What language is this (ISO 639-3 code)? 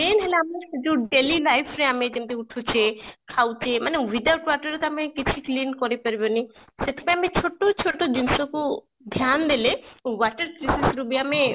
ori